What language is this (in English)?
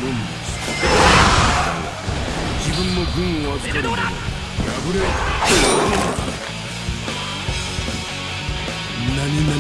Japanese